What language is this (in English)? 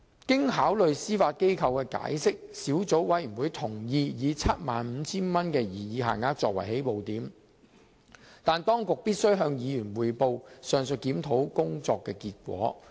Cantonese